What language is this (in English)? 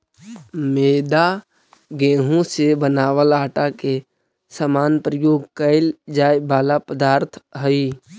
Magahi